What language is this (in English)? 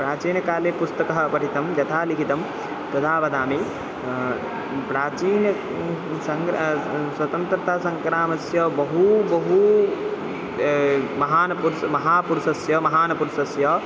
Sanskrit